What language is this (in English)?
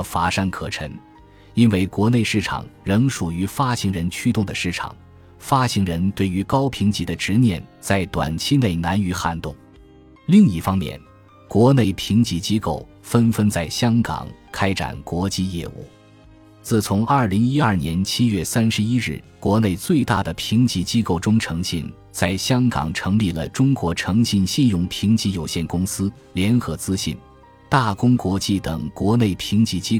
Chinese